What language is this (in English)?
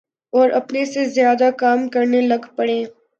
Urdu